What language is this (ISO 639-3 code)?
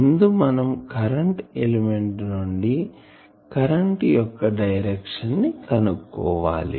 tel